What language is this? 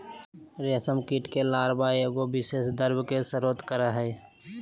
Magahi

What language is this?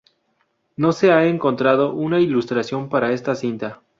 Spanish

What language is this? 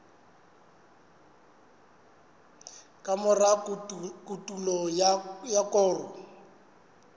Southern Sotho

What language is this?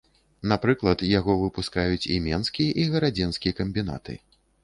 Belarusian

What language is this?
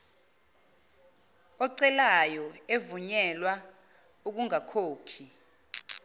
Zulu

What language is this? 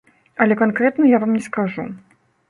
Belarusian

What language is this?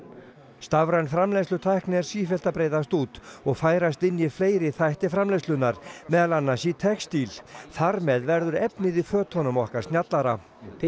Icelandic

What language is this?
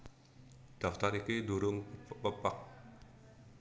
Javanese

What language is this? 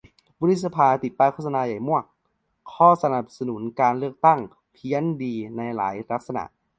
Thai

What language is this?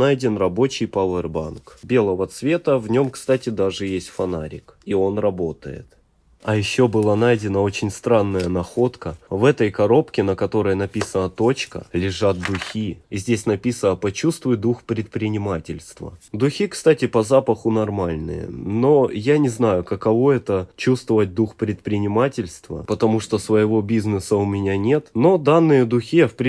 Russian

